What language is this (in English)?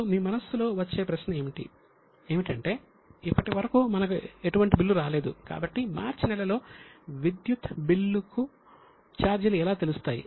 Telugu